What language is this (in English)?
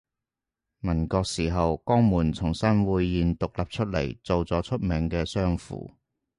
Cantonese